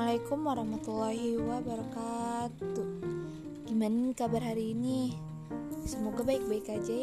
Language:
Indonesian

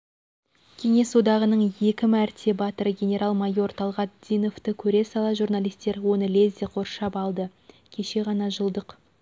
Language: Kazakh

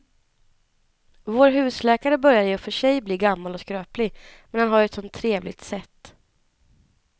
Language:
Swedish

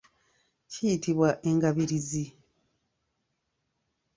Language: Ganda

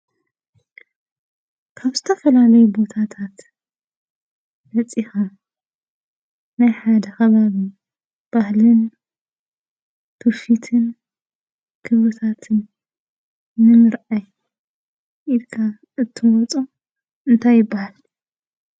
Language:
Tigrinya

